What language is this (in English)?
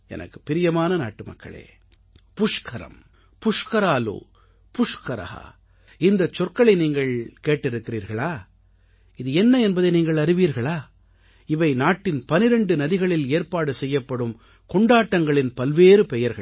Tamil